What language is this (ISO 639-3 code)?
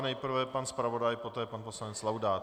ces